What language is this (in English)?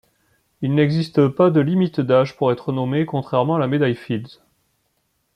French